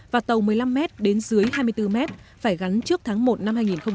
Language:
Vietnamese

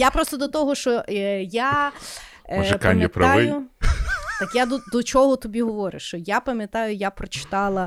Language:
Ukrainian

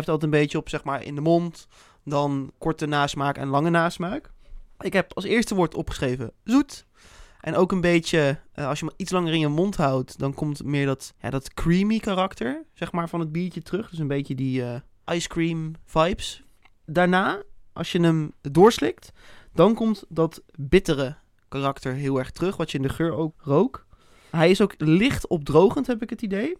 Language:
Dutch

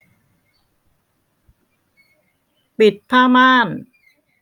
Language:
Thai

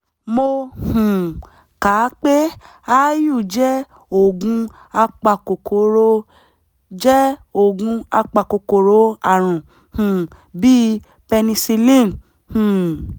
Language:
Yoruba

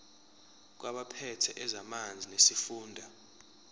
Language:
Zulu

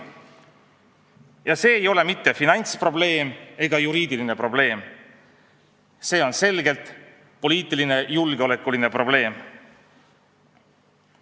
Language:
Estonian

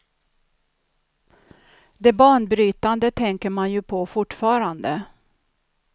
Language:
Swedish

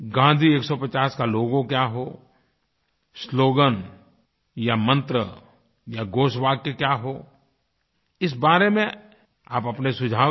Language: Hindi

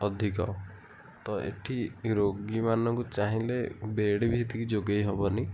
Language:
Odia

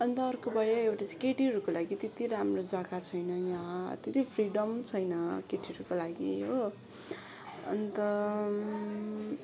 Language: Nepali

